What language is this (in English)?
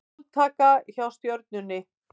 Icelandic